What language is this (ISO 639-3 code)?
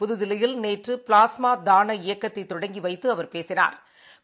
tam